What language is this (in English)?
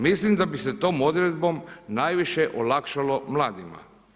Croatian